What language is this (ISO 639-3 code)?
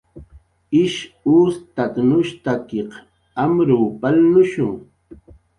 jqr